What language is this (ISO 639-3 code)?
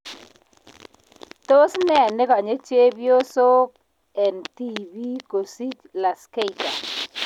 kln